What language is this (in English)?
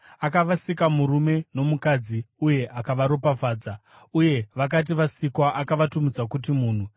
Shona